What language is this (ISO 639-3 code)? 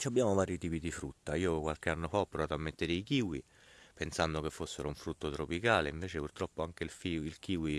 ita